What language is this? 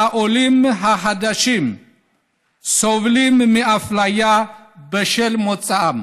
Hebrew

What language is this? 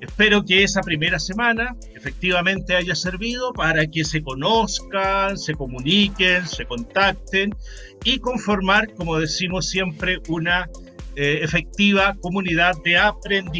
Spanish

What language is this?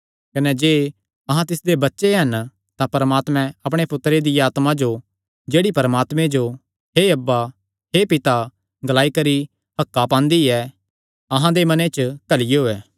Kangri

